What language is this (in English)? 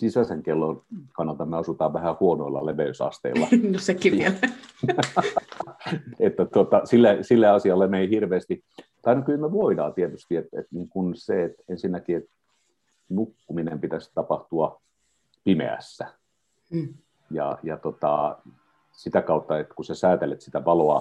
Finnish